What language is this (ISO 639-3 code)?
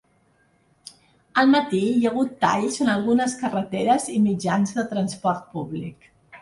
cat